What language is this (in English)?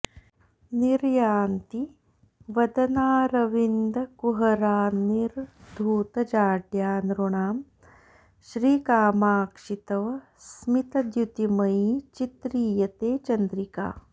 Sanskrit